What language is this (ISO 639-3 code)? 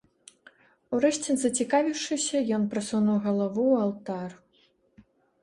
bel